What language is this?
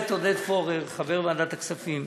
Hebrew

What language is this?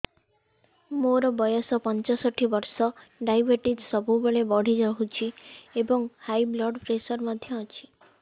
Odia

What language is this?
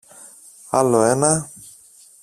Greek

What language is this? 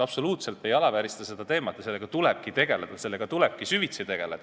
Estonian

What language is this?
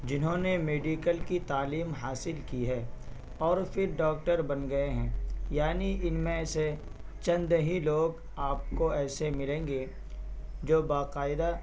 Urdu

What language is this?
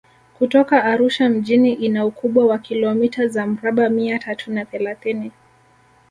Swahili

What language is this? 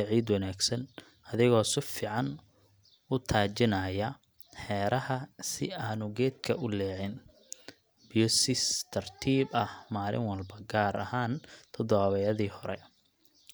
Somali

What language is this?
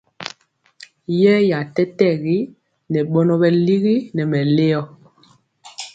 Mpiemo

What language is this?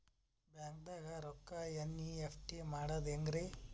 Kannada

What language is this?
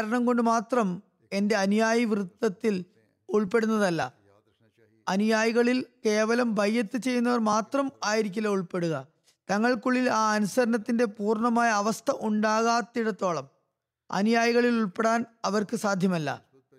Malayalam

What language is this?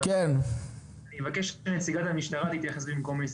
Hebrew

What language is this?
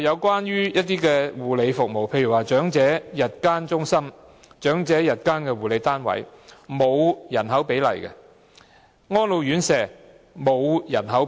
Cantonese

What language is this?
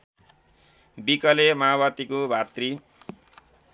Nepali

